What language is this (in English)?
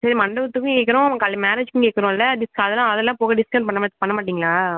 Tamil